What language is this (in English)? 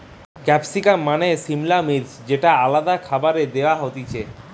Bangla